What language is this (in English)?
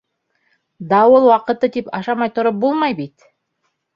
Bashkir